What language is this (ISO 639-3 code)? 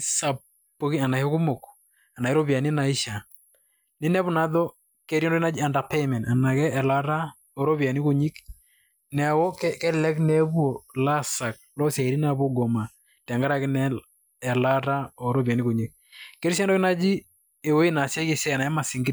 mas